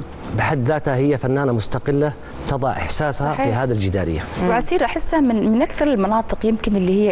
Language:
Arabic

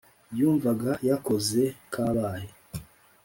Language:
Kinyarwanda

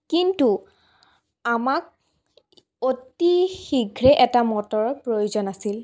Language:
Assamese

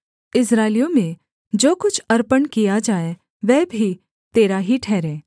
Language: Hindi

